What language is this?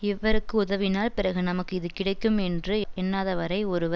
Tamil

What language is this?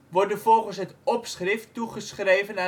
Dutch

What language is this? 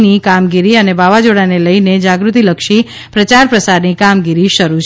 Gujarati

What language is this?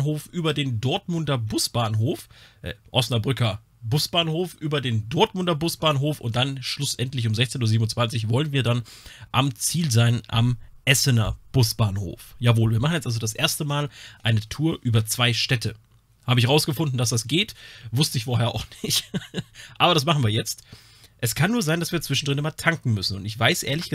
German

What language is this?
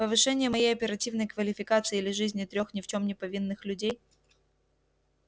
Russian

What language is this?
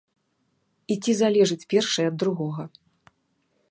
Belarusian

